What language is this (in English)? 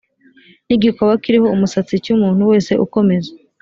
Kinyarwanda